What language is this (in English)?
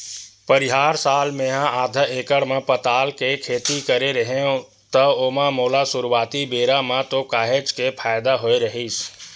Chhattisgarhi